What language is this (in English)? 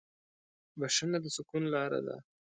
Pashto